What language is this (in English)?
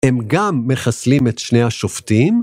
Hebrew